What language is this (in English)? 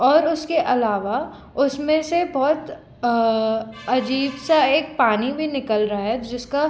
Hindi